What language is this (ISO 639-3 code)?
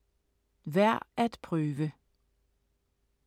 dan